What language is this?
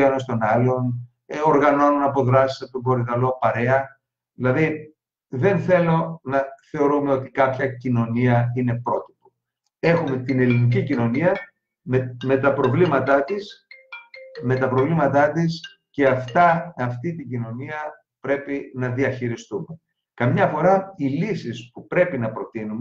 Greek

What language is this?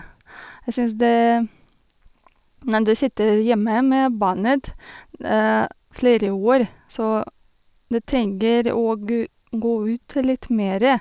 Norwegian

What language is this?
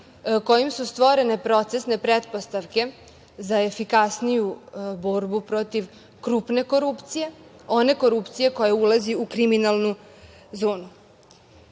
Serbian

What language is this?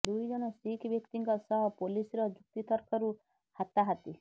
Odia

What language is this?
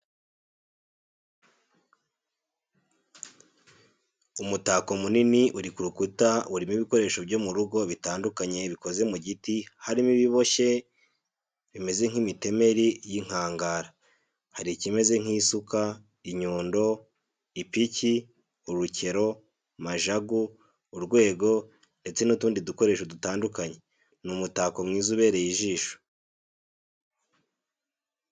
Kinyarwanda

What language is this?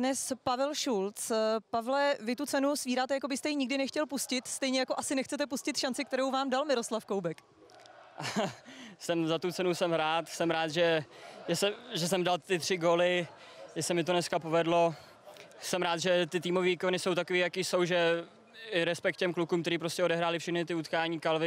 Czech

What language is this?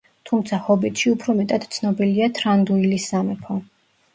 Georgian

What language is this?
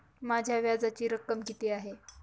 Marathi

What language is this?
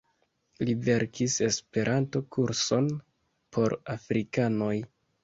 Esperanto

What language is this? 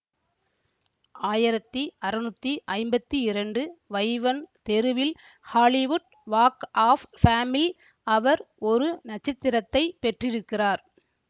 Tamil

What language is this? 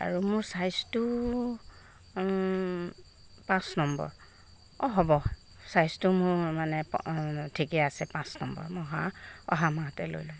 Assamese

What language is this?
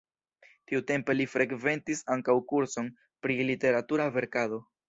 Esperanto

